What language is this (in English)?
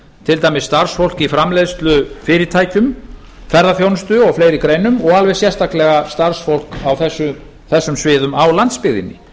Icelandic